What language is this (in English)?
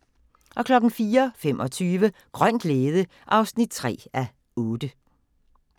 Danish